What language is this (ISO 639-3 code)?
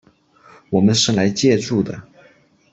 zho